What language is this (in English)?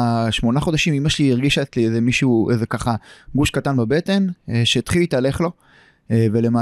Hebrew